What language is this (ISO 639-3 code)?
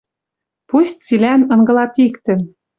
mrj